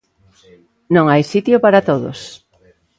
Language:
Galician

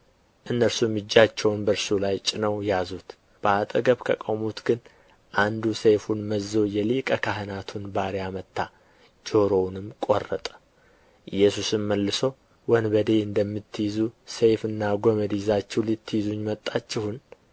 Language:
Amharic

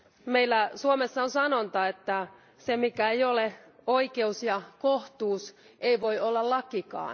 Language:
Finnish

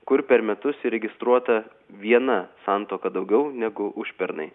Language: Lithuanian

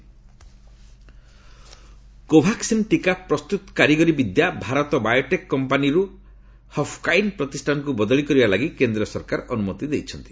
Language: Odia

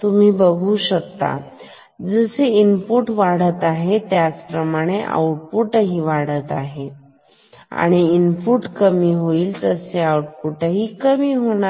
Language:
Marathi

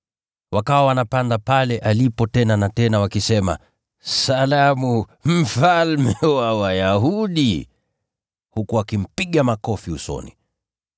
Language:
Swahili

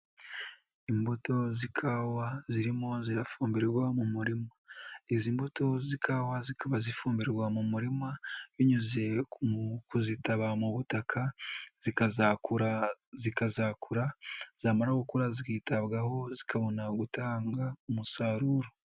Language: Kinyarwanda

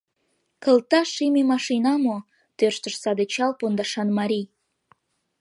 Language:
Mari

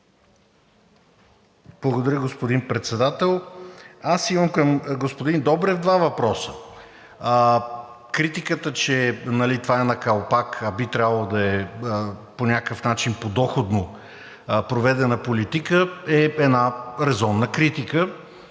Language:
Bulgarian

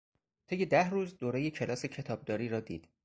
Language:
Persian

